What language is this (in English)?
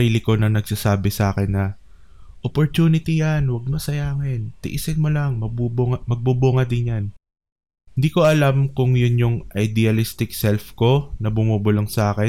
Filipino